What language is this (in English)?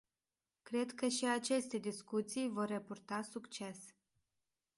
Romanian